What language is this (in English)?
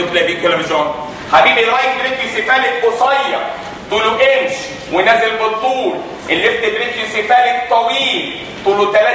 Arabic